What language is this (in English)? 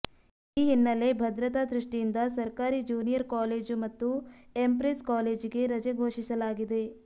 Kannada